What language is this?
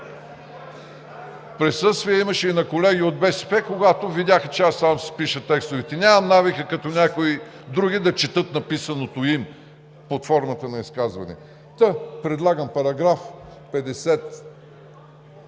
Bulgarian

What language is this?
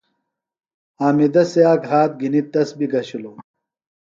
Phalura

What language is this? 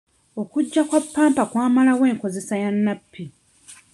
Ganda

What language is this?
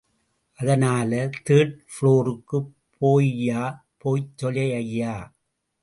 Tamil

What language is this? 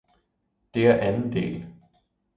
Danish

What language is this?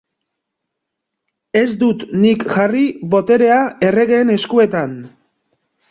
Basque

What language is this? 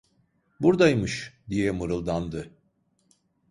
Turkish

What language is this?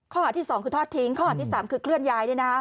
Thai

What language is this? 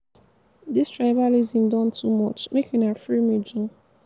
Nigerian Pidgin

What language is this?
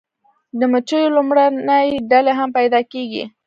Pashto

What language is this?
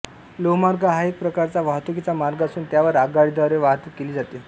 Marathi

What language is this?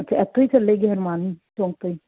Punjabi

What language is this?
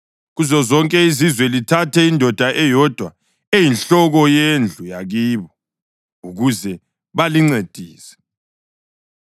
North Ndebele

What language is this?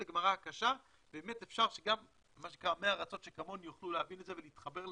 Hebrew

